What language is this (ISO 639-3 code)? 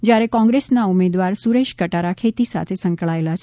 guj